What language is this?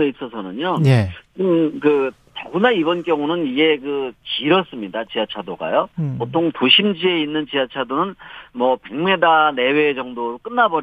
Korean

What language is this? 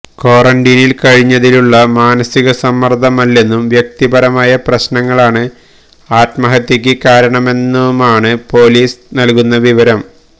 Malayalam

